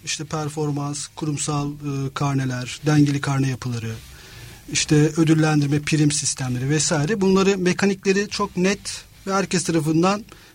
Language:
Turkish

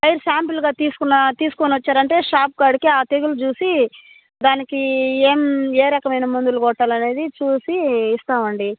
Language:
Telugu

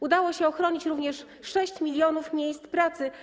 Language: Polish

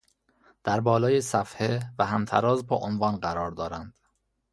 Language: Persian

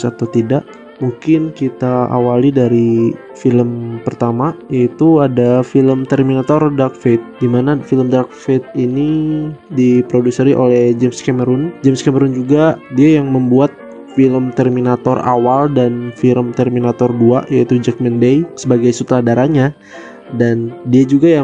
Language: Indonesian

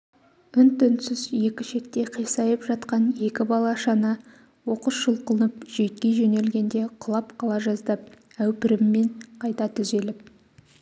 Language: Kazakh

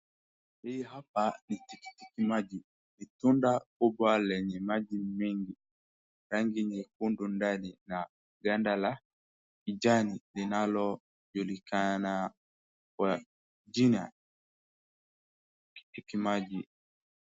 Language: Swahili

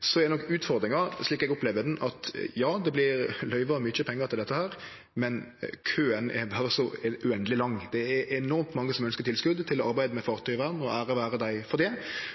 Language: Norwegian Nynorsk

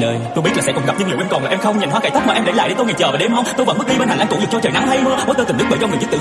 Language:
Vietnamese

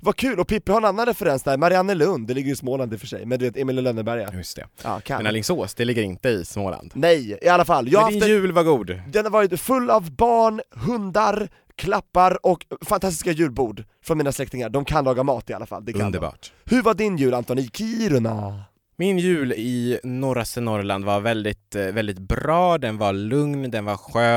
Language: Swedish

